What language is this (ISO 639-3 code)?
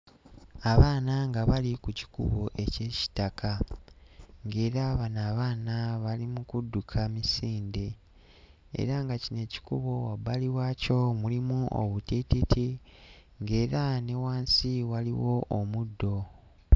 lug